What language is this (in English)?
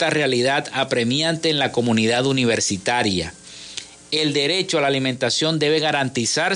Spanish